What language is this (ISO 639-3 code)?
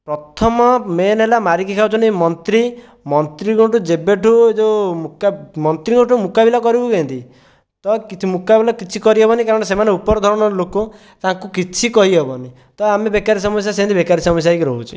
ori